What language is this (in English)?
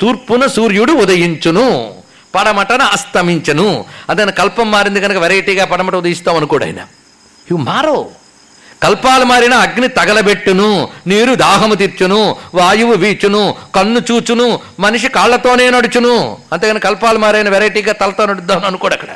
Telugu